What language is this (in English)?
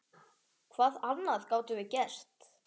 Icelandic